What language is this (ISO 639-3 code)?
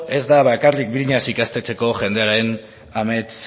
eus